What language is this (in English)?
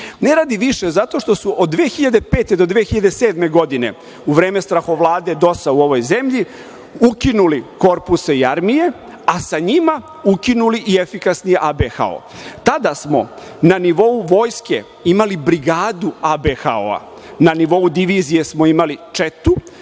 Serbian